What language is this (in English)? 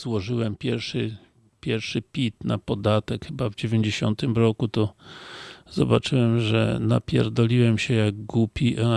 Polish